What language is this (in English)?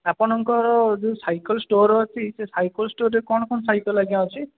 Odia